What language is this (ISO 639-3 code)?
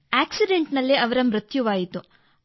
kan